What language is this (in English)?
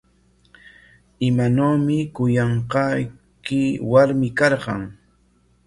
Corongo Ancash Quechua